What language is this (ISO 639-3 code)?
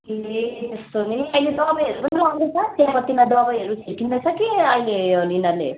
nep